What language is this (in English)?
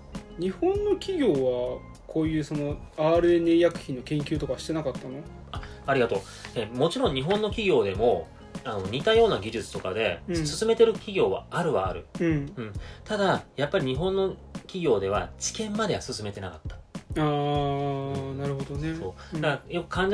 Japanese